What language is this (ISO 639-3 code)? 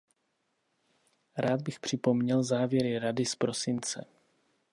ces